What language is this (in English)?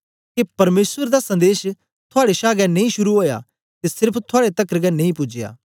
Dogri